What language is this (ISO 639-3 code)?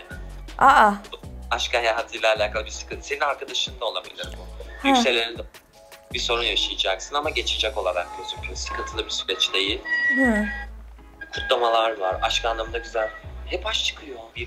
tur